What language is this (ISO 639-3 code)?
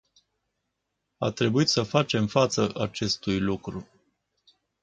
ron